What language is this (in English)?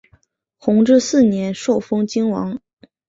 Chinese